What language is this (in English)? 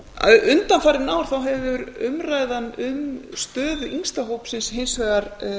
Icelandic